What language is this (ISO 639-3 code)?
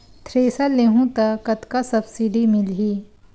hne